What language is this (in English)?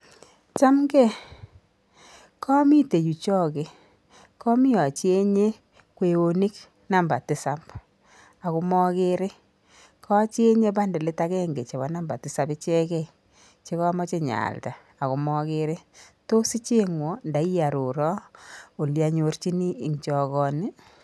Kalenjin